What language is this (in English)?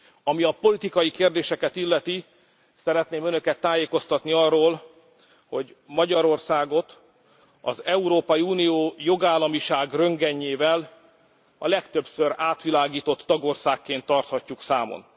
Hungarian